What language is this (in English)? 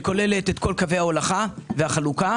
Hebrew